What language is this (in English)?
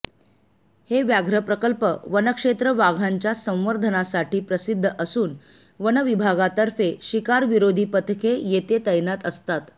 Marathi